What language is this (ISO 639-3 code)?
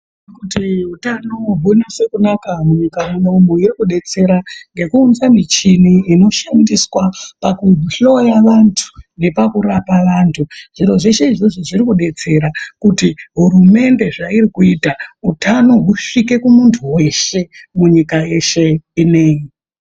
ndc